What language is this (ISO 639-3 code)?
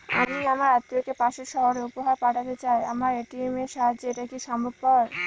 ben